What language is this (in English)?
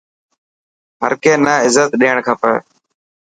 Dhatki